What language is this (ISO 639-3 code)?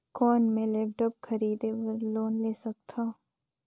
hne